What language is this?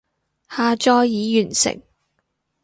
Cantonese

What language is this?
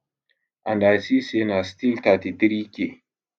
Nigerian Pidgin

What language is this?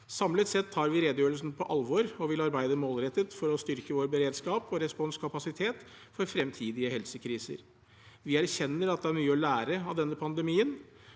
Norwegian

